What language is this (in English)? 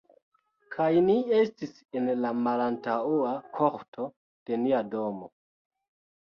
Esperanto